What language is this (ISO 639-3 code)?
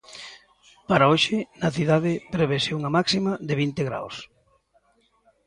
glg